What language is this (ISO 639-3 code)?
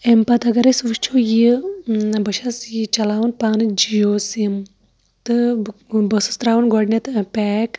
kas